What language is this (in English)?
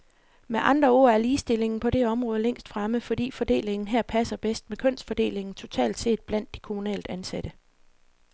Danish